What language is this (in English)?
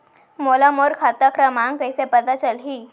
Chhattisgarhi